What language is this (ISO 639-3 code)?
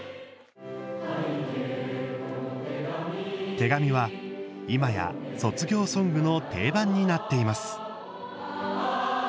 jpn